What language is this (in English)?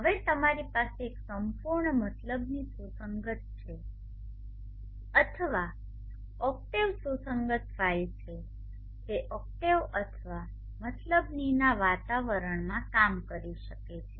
Gujarati